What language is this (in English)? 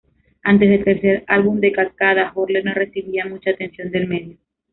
Spanish